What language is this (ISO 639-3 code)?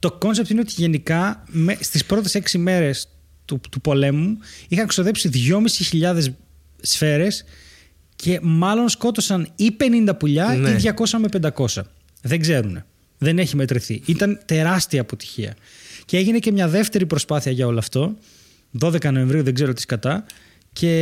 ell